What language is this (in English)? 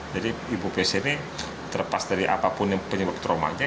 Indonesian